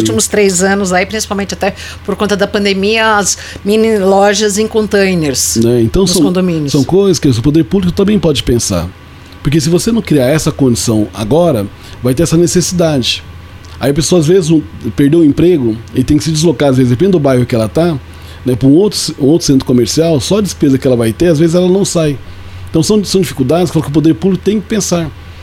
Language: Portuguese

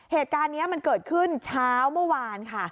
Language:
Thai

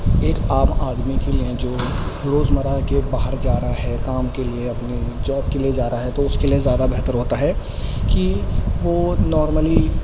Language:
Urdu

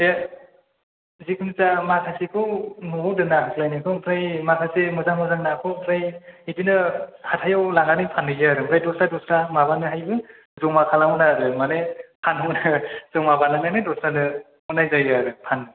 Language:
Bodo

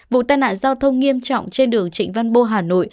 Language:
Vietnamese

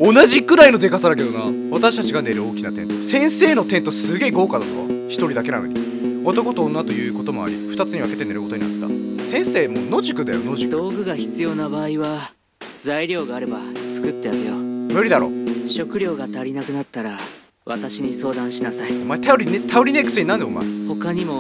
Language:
Japanese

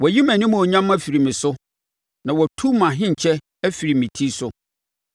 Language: Akan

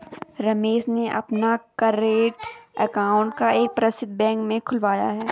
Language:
Hindi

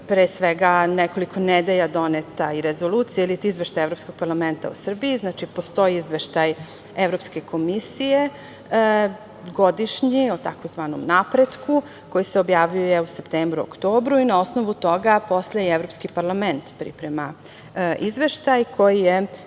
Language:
Serbian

